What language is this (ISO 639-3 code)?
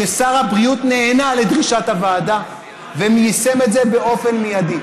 heb